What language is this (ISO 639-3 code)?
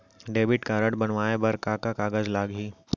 hne